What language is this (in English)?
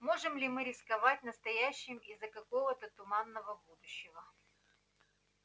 Russian